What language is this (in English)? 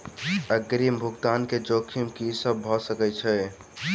Maithili